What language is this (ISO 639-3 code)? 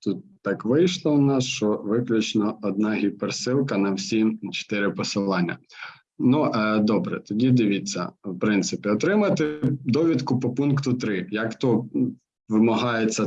ukr